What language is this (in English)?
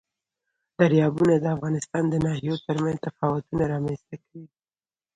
Pashto